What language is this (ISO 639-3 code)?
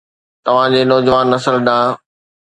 snd